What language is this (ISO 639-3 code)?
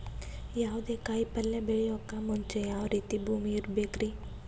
kan